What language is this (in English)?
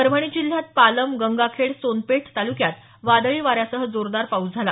Marathi